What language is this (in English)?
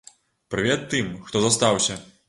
Belarusian